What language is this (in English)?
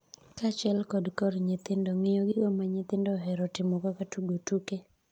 Luo (Kenya and Tanzania)